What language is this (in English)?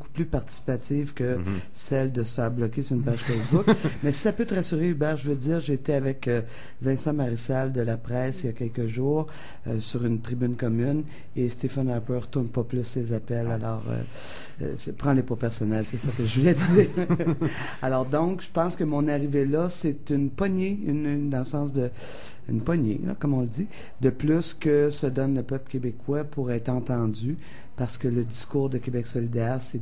French